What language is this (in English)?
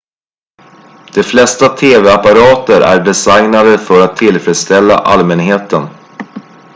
Swedish